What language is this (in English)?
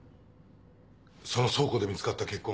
Japanese